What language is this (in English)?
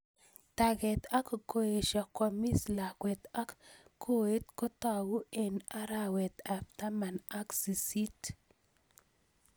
Kalenjin